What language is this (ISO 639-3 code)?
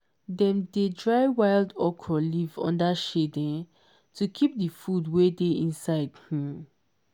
pcm